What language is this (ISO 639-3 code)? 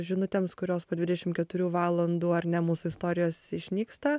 lit